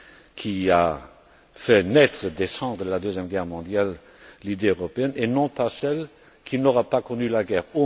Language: French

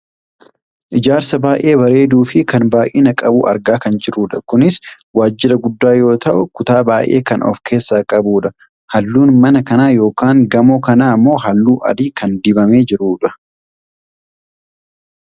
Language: Oromo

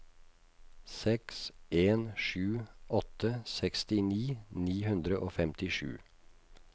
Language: Norwegian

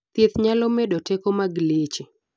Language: Luo (Kenya and Tanzania)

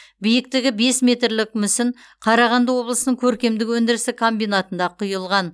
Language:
Kazakh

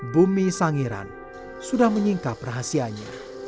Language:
Indonesian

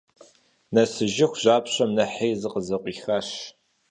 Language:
Kabardian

